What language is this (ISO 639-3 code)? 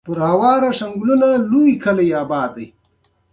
pus